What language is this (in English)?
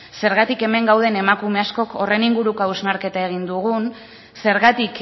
Basque